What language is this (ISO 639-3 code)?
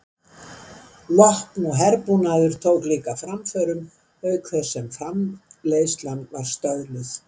isl